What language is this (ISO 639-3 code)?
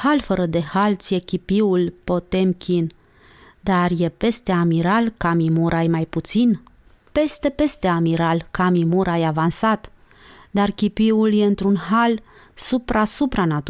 ron